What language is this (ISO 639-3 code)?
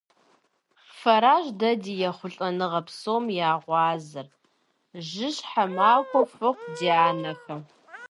kbd